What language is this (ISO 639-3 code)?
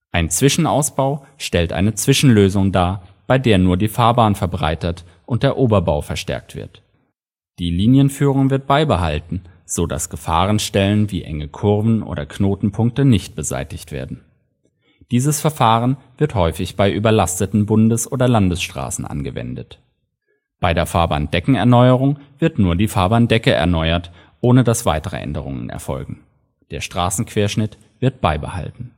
deu